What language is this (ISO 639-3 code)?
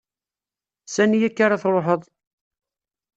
kab